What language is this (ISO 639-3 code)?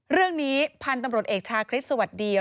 tha